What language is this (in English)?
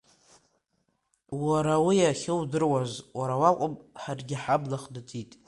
Abkhazian